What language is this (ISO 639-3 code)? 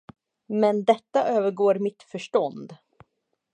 swe